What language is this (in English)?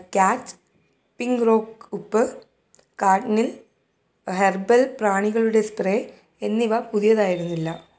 Malayalam